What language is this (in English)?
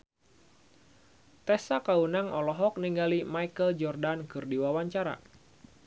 Sundanese